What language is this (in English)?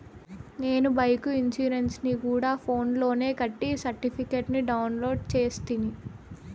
Telugu